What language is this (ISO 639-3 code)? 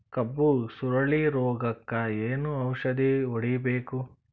kan